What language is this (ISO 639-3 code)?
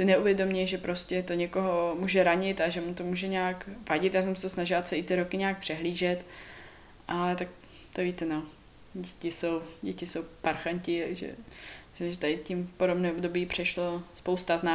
ces